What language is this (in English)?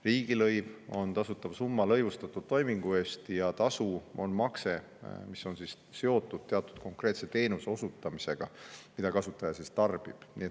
Estonian